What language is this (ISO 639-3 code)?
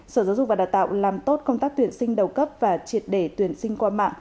vie